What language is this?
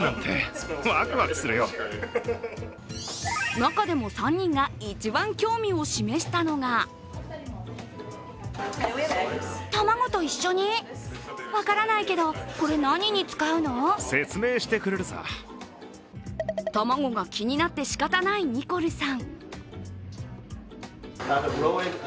Japanese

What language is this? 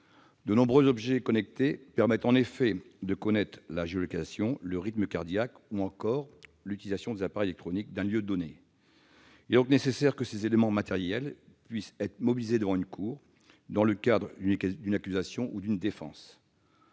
French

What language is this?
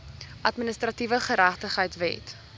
Afrikaans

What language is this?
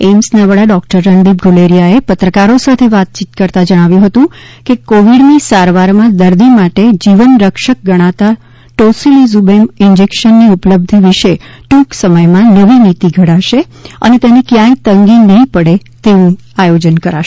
Gujarati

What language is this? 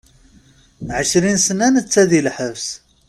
Kabyle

